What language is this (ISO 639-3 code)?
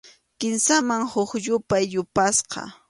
qxu